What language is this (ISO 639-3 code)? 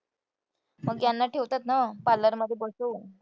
mar